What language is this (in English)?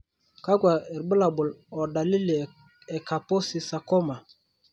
Masai